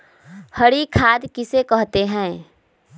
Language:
Magahi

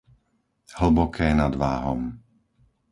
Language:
Slovak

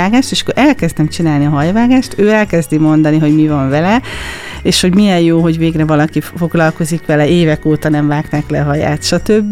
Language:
Hungarian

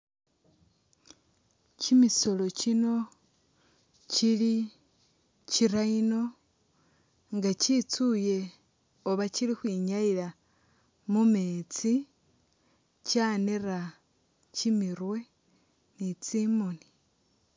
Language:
Masaaba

